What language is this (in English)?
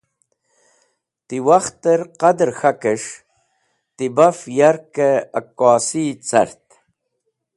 Wakhi